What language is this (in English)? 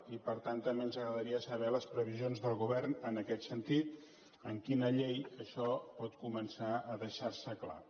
Catalan